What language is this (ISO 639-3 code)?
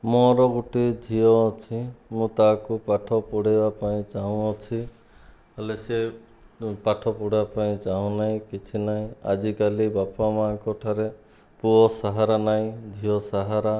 ori